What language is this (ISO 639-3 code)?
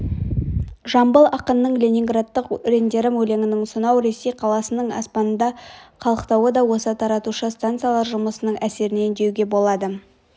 kaz